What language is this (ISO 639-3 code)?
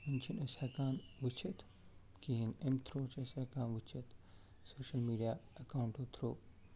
kas